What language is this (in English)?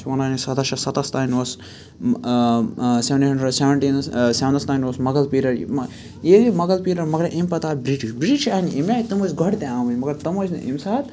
Kashmiri